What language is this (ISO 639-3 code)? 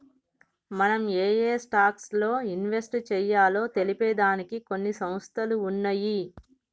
tel